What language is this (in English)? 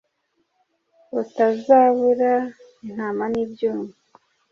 Kinyarwanda